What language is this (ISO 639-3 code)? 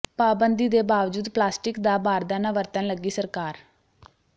pan